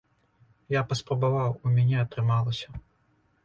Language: Belarusian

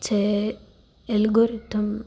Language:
Gujarati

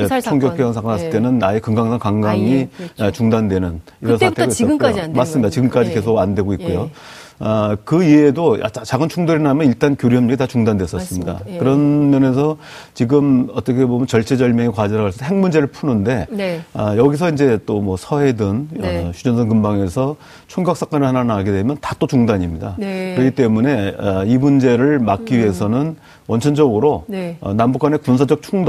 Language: Korean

